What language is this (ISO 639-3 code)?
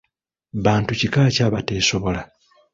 lug